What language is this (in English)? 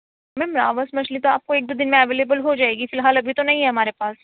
Urdu